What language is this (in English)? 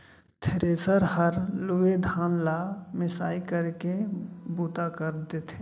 Chhattisgarhi